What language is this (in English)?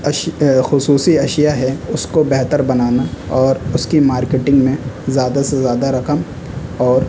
Urdu